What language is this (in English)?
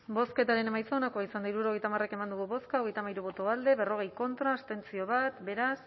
Basque